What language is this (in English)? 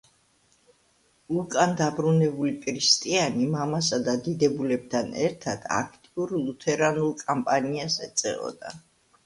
Georgian